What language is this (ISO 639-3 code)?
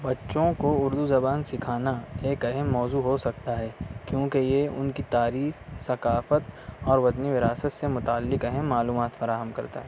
urd